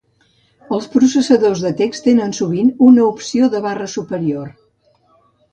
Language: Catalan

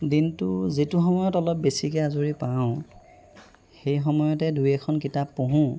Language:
Assamese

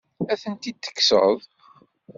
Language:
Kabyle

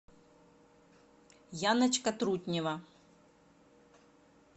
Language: Russian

